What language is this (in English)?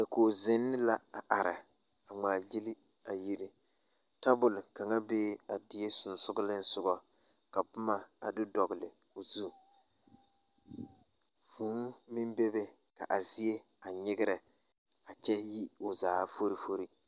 Southern Dagaare